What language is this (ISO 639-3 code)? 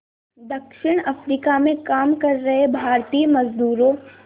hin